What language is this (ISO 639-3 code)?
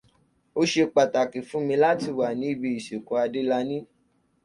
yor